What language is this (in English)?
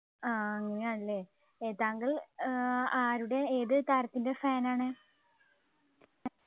Malayalam